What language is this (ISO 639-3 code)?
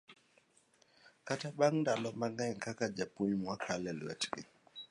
luo